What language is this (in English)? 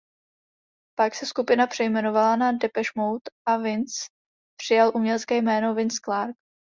Czech